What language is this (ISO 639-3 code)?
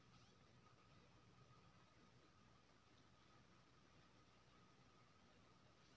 mai